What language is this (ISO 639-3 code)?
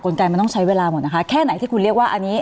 tha